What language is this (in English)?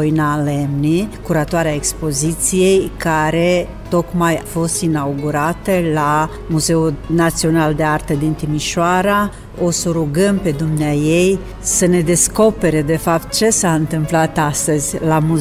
Romanian